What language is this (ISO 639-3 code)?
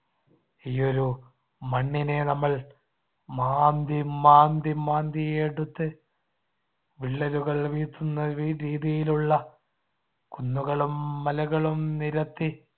mal